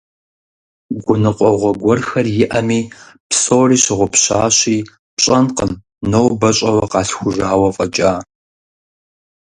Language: Kabardian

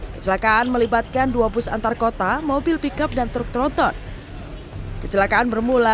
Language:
Indonesian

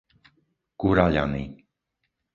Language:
Slovak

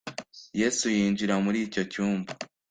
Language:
Kinyarwanda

